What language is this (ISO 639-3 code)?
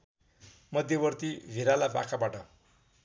nep